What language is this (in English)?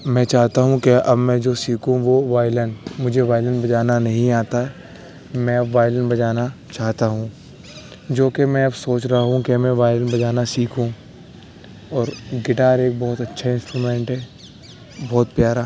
Urdu